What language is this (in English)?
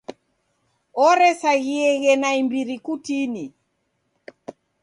Taita